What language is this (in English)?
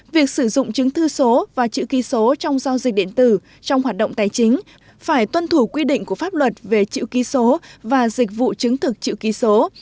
Vietnamese